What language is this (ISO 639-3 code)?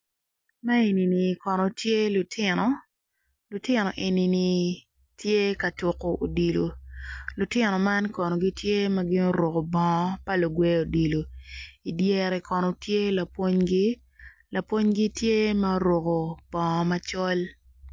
ach